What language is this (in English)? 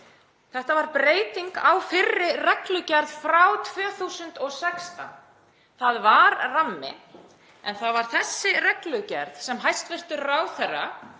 Icelandic